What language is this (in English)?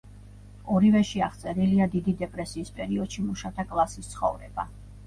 Georgian